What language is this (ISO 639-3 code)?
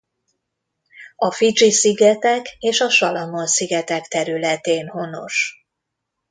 hun